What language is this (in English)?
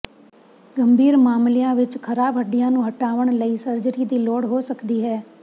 Punjabi